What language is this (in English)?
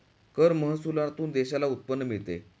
Marathi